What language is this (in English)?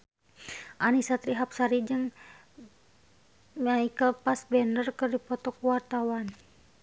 Sundanese